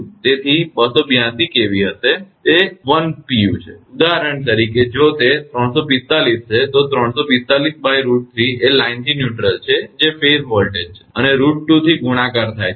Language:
Gujarati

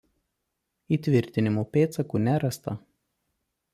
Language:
Lithuanian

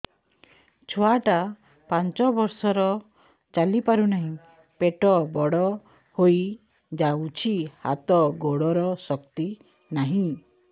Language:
Odia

